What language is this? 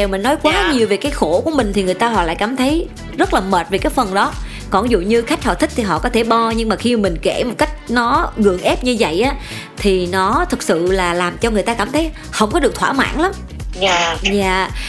Vietnamese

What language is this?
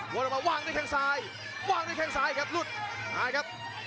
Thai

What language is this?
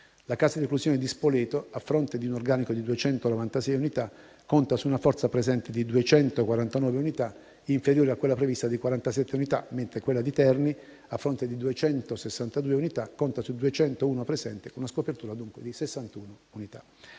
Italian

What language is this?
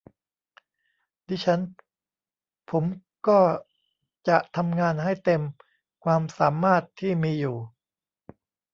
Thai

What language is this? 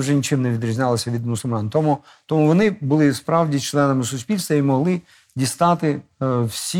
Ukrainian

